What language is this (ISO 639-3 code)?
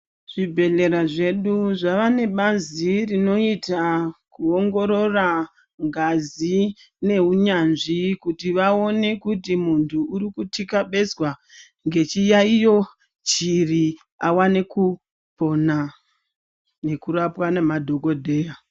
ndc